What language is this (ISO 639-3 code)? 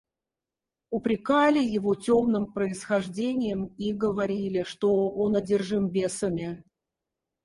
rus